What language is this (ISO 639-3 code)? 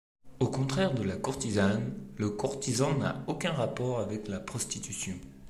fra